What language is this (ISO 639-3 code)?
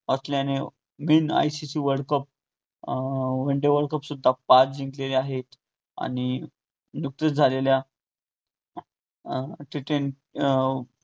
mar